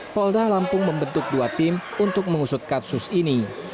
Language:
Indonesian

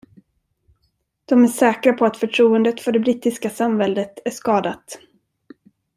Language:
Swedish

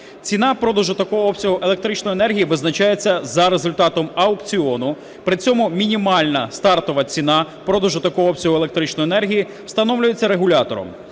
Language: Ukrainian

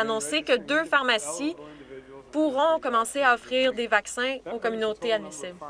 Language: French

